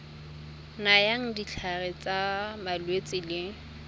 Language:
Tswana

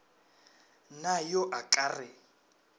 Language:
Northern Sotho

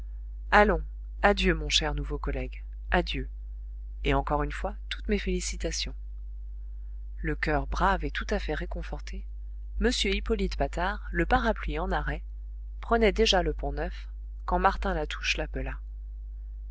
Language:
French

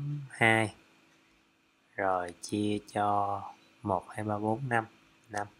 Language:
Vietnamese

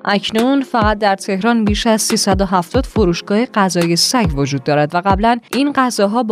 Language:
Persian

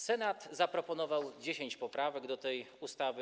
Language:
Polish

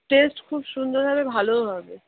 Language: Bangla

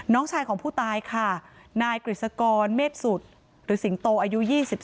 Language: Thai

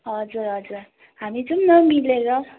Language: Nepali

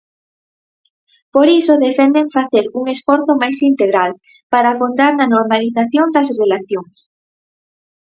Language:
Galician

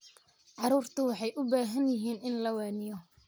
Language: Somali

